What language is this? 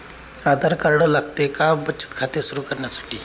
Marathi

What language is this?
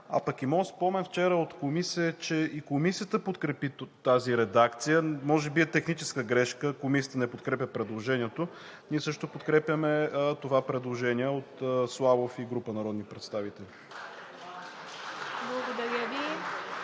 Bulgarian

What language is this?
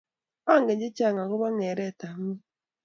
Kalenjin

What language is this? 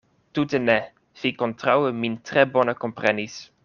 Esperanto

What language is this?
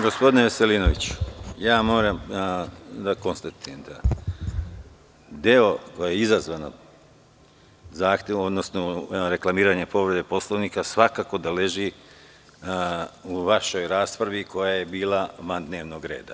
Serbian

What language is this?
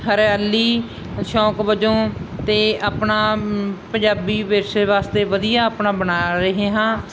Punjabi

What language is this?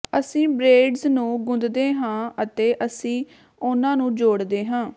Punjabi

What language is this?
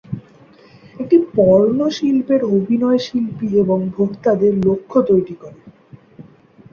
Bangla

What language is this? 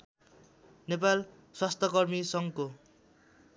Nepali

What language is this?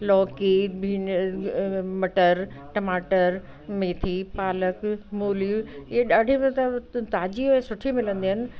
Sindhi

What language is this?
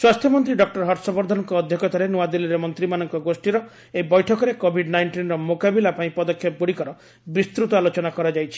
Odia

